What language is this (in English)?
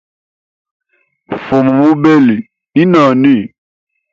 Hemba